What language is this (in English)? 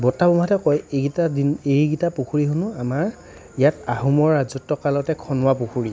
Assamese